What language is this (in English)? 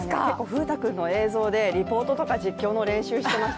Japanese